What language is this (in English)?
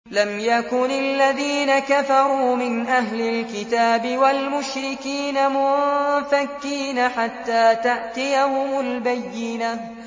Arabic